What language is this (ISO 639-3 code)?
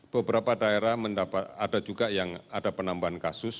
ind